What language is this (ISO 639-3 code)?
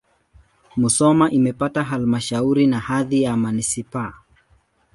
swa